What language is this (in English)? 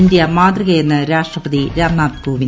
Malayalam